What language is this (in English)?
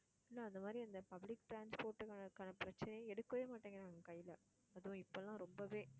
Tamil